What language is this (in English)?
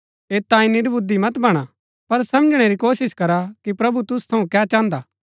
Gaddi